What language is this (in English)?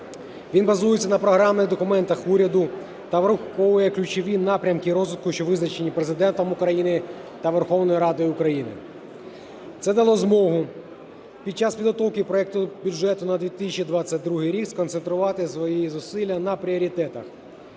Ukrainian